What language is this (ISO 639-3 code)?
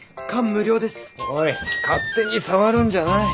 jpn